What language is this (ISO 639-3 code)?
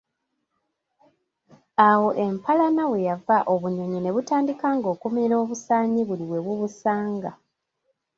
lug